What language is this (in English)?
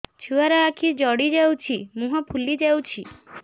Odia